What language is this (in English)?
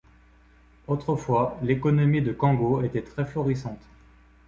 French